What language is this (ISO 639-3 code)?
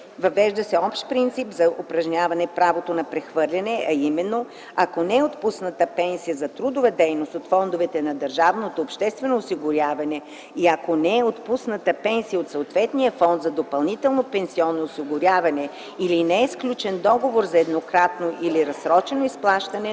bul